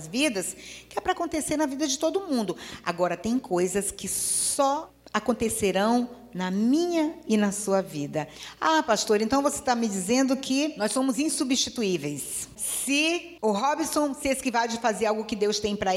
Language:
Portuguese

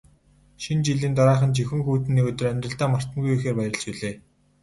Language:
Mongolian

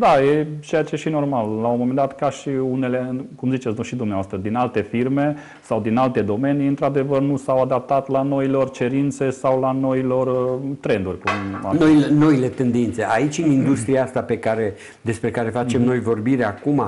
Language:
Romanian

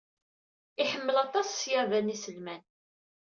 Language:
Kabyle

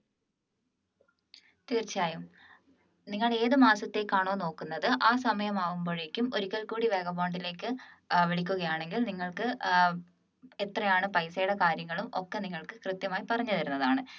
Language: Malayalam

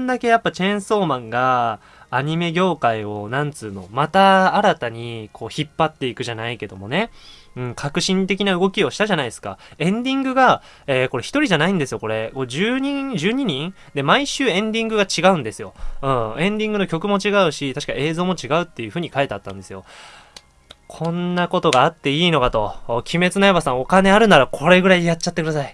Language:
Japanese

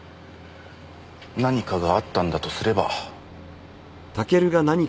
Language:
Japanese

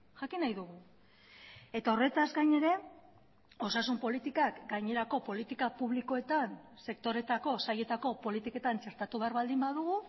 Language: Basque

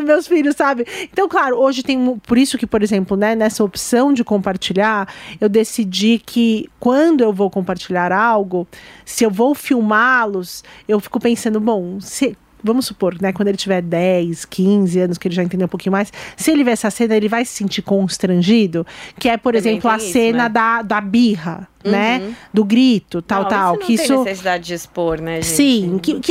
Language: Portuguese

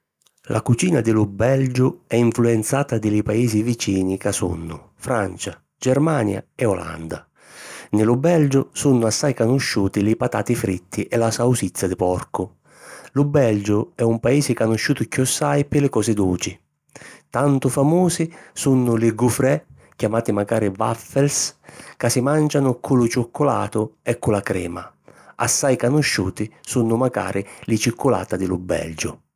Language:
Sicilian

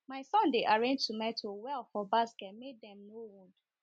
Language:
Nigerian Pidgin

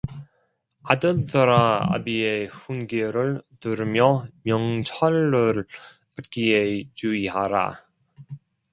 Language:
Korean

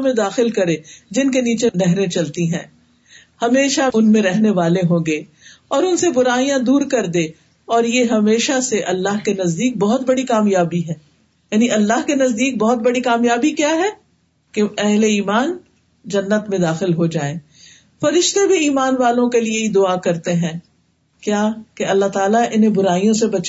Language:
Urdu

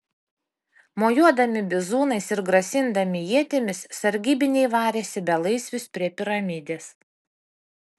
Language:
Lithuanian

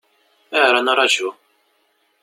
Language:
Kabyle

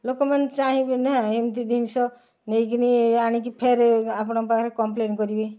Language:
Odia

